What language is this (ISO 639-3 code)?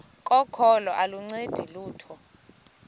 xho